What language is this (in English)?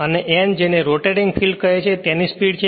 Gujarati